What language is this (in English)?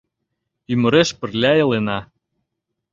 Mari